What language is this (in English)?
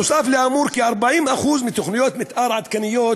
Hebrew